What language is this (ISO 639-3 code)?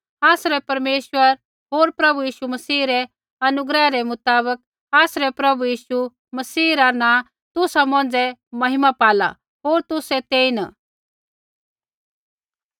kfx